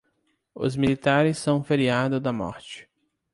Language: Portuguese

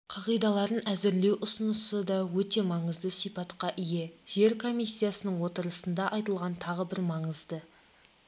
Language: Kazakh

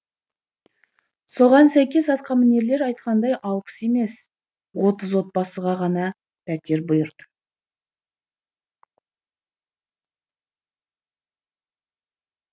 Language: Kazakh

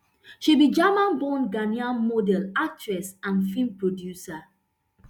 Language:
Nigerian Pidgin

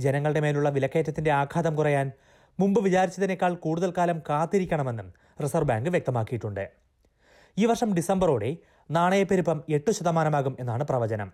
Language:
Malayalam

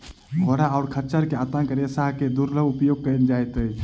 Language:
Maithili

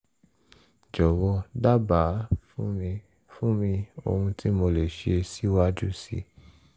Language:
Yoruba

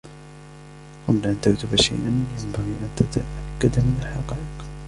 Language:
Arabic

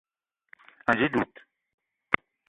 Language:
Eton (Cameroon)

